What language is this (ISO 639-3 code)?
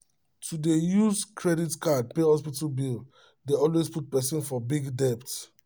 pcm